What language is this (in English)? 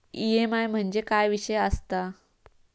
Marathi